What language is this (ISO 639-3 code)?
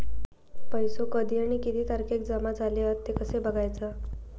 mar